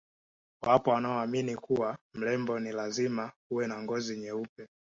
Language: Swahili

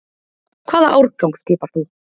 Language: Icelandic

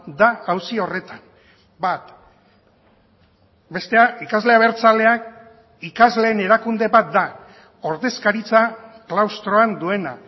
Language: Basque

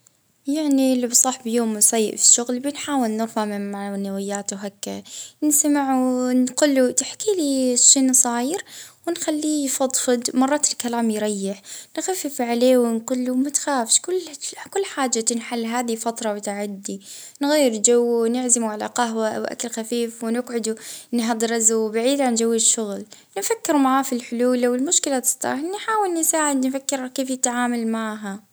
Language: Libyan Arabic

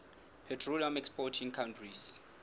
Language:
Southern Sotho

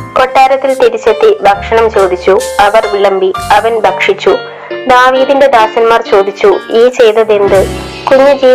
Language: Malayalam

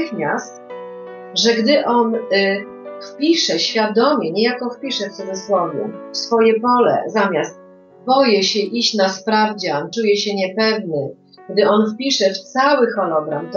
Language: Polish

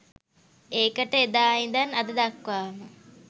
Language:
Sinhala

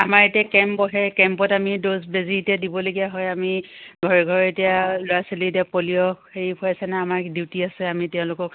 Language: Assamese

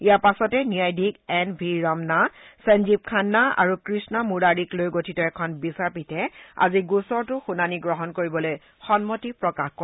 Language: Assamese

